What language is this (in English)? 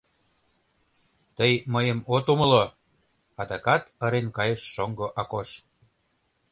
Mari